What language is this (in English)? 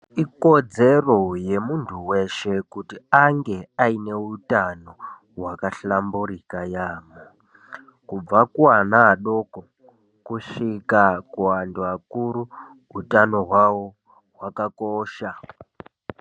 Ndau